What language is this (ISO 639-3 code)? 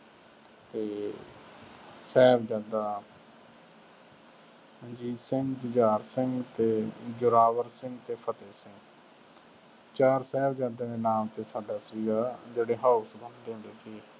pan